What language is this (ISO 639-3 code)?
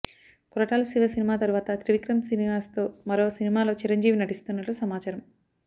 tel